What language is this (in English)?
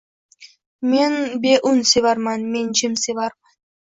Uzbek